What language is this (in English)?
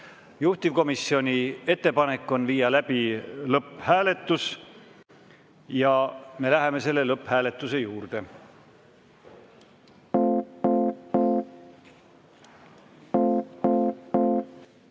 Estonian